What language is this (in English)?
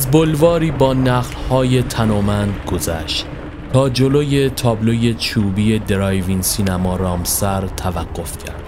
Persian